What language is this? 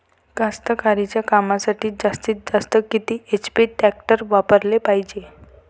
Marathi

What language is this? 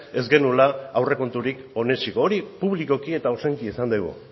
Basque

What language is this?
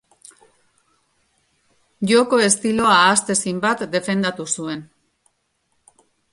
Basque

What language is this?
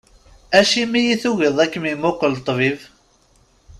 Kabyle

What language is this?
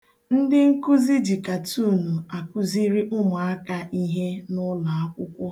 Igbo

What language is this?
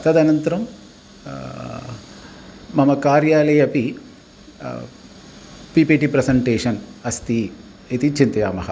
Sanskrit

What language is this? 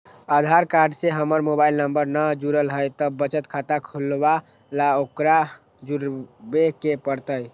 Magahi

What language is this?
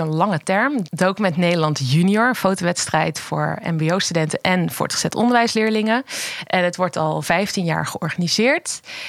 Dutch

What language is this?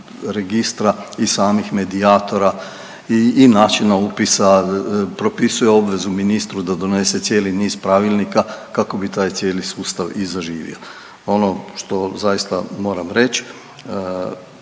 Croatian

